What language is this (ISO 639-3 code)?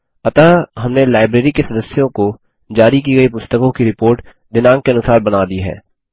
hin